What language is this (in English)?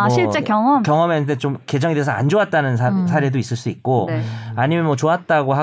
Korean